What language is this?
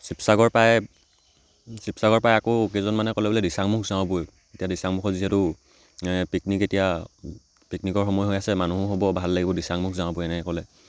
Assamese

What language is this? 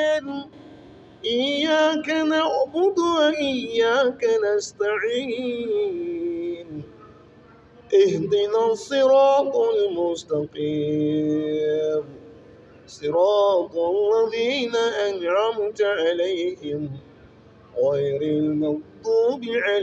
Hausa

